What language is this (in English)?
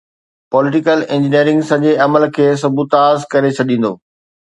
Sindhi